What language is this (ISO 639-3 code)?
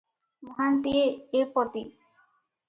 ori